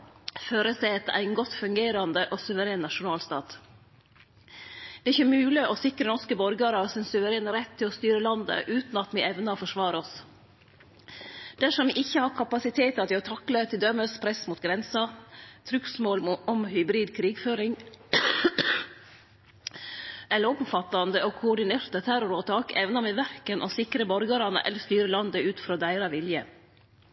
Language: Norwegian Nynorsk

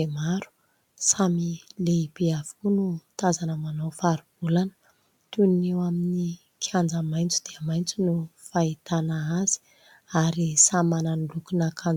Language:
Malagasy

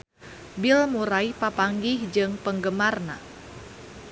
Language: Sundanese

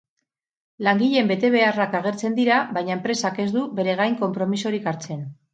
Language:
Basque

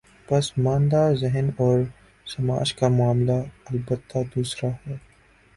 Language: Urdu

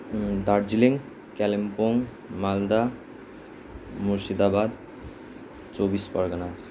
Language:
Nepali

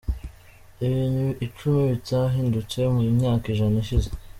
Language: Kinyarwanda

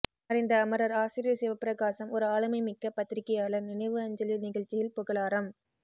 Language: Tamil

